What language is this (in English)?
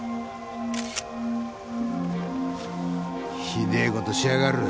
Japanese